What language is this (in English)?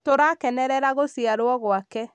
Kikuyu